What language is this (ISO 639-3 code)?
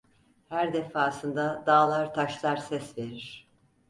tur